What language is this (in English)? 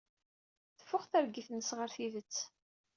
Kabyle